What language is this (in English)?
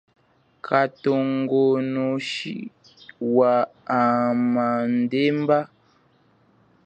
Chokwe